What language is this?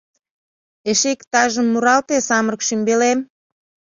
Mari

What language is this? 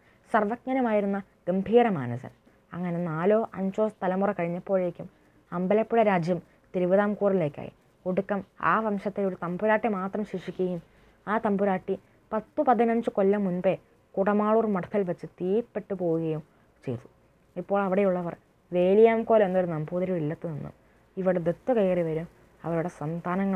Malayalam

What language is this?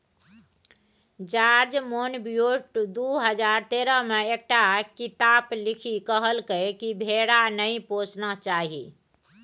Maithili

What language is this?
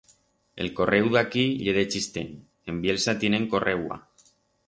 Aragonese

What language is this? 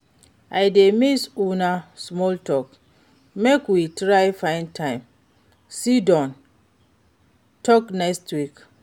Nigerian Pidgin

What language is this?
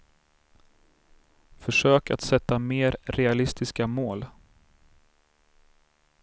Swedish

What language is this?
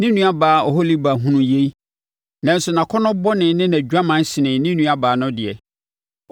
Akan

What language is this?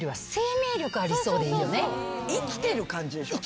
Japanese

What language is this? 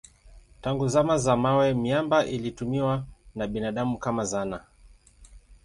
Swahili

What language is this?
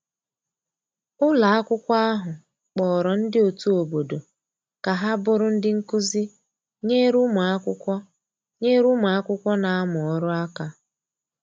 Igbo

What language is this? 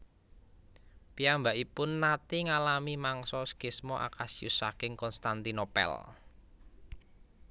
Javanese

